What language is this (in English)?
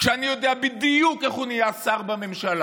Hebrew